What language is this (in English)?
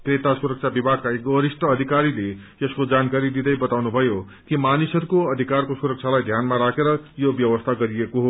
Nepali